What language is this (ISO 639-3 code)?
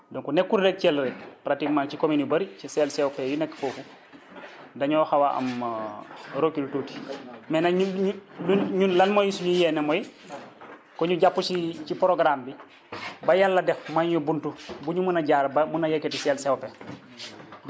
wol